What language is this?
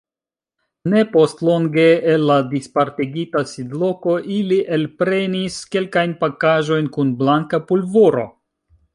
Esperanto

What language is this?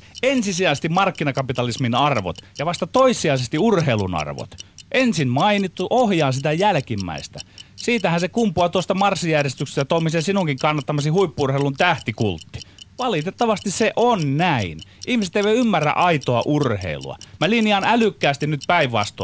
Finnish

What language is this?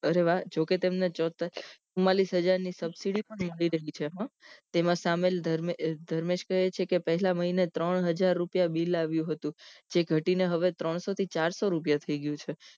Gujarati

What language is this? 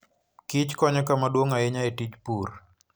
Luo (Kenya and Tanzania)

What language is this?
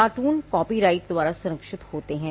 Hindi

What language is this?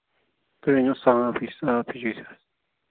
Kashmiri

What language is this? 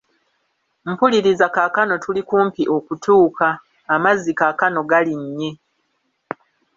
Ganda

